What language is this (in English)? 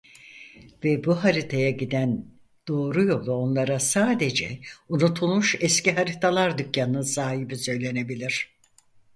Turkish